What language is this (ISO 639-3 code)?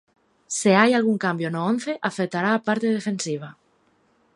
glg